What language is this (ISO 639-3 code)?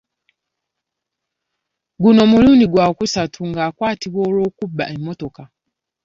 lug